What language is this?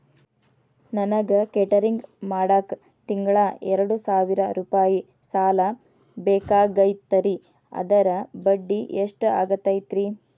Kannada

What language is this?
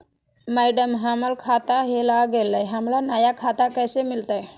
Magahi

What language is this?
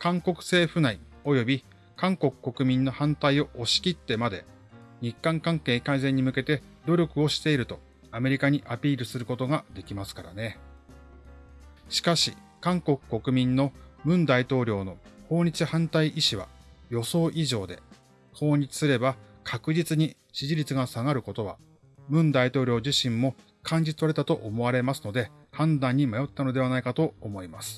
Japanese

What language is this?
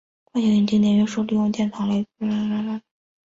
Chinese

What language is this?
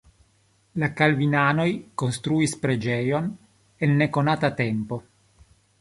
Esperanto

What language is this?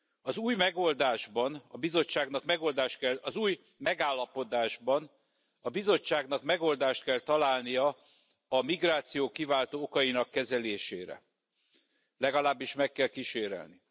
Hungarian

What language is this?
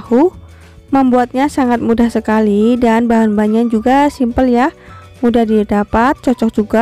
Indonesian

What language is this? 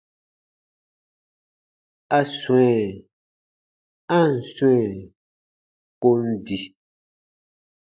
Baatonum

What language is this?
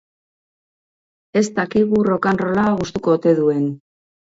Basque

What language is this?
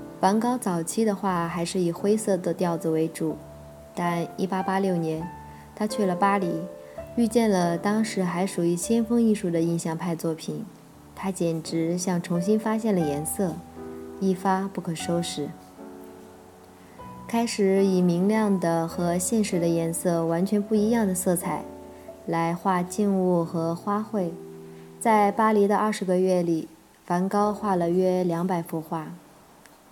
Chinese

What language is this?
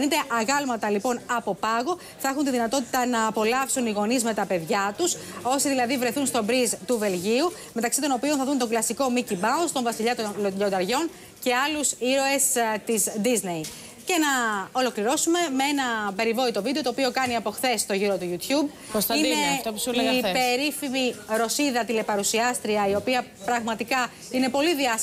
Greek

